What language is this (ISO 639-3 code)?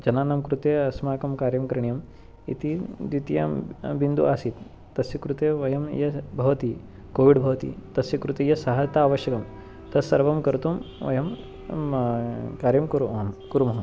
san